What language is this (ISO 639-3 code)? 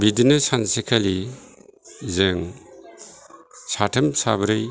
brx